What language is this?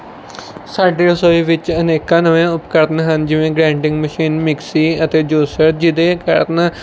Punjabi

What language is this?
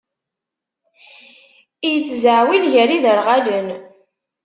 Kabyle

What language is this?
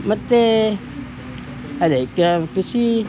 Kannada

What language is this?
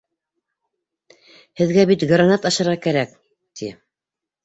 Bashkir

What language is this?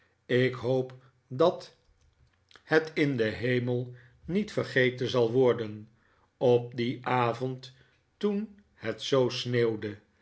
Dutch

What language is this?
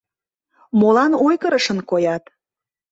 Mari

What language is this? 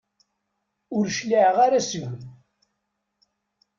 Kabyle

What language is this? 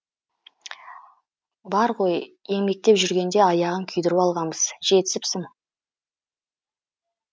Kazakh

